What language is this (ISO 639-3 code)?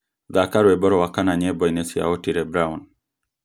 kik